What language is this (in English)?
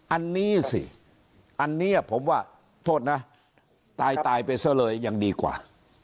Thai